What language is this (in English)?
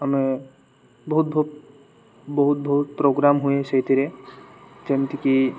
Odia